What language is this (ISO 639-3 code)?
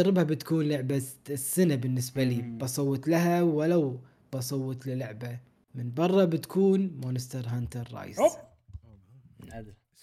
ara